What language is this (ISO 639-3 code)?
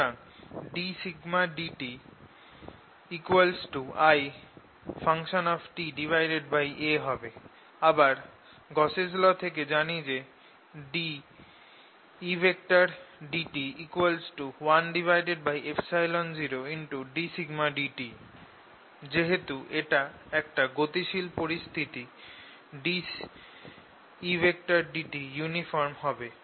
ben